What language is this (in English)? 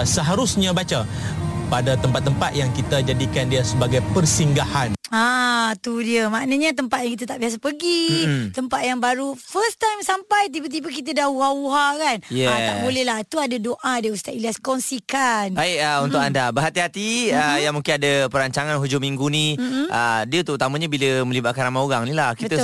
Malay